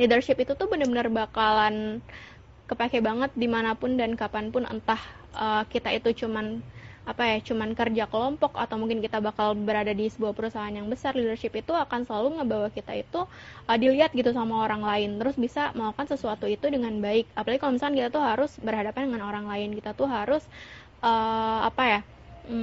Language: Indonesian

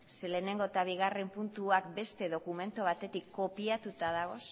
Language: Basque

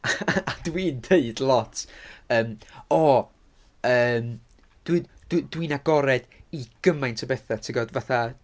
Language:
Welsh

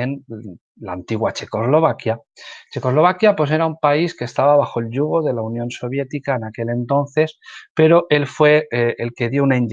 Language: Spanish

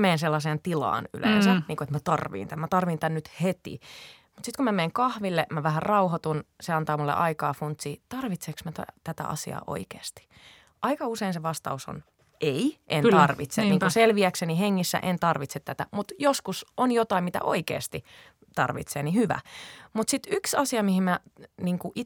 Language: Finnish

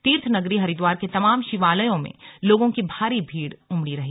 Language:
Hindi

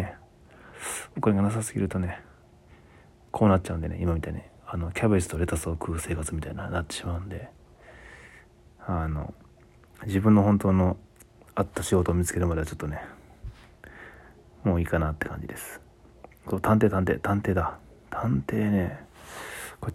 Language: Japanese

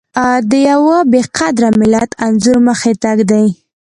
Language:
Pashto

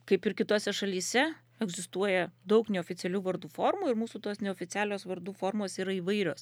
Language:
Lithuanian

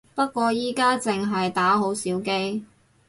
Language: Cantonese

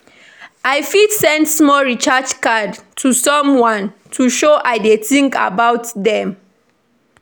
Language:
Nigerian Pidgin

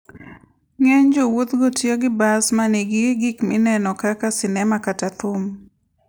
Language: Luo (Kenya and Tanzania)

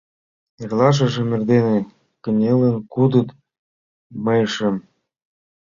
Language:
Mari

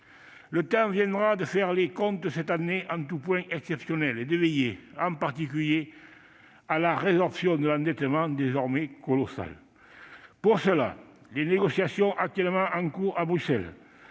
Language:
French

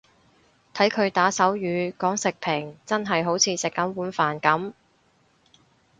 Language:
Cantonese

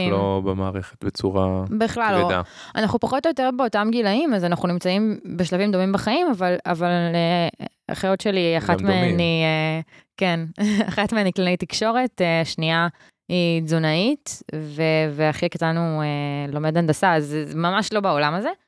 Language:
Hebrew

